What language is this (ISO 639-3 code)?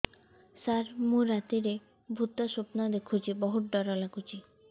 ori